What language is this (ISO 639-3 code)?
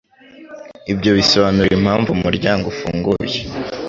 kin